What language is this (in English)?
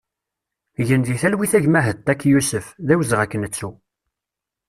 Kabyle